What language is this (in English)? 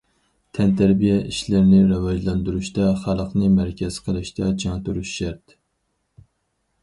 Uyghur